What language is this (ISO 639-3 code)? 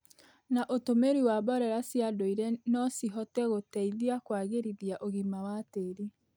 kik